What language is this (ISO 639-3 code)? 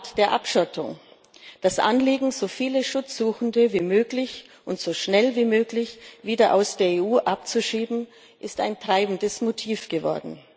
deu